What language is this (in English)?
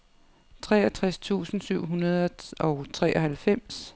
Danish